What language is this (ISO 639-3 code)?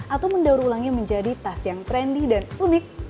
ind